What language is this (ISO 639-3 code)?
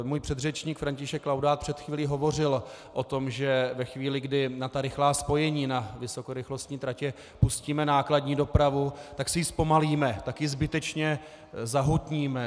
ces